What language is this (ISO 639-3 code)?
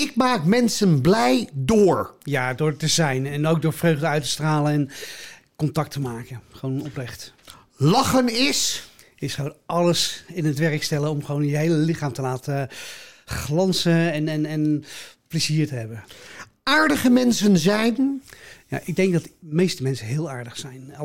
nld